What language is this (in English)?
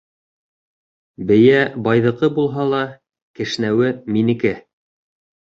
Bashkir